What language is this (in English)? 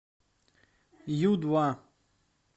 Russian